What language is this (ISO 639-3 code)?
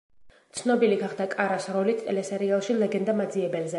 kat